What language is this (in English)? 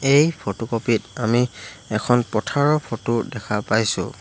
Assamese